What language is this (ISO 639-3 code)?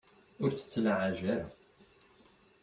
kab